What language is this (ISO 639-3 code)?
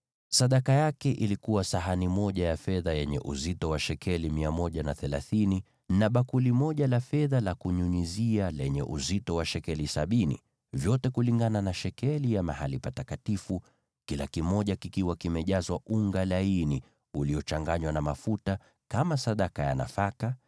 swa